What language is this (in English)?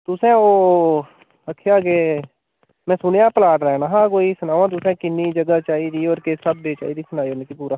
Dogri